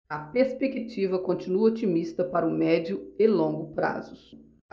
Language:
Portuguese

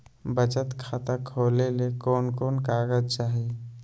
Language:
Magahi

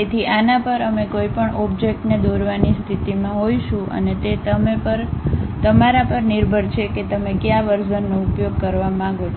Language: Gujarati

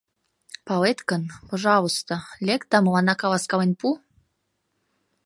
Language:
Mari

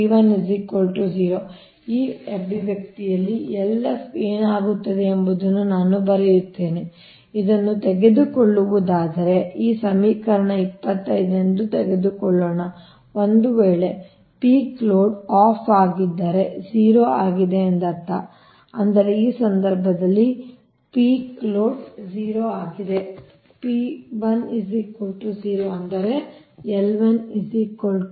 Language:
Kannada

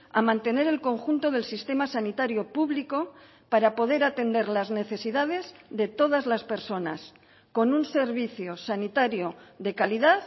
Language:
Spanish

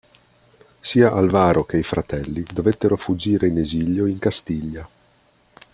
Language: Italian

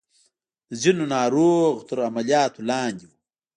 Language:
Pashto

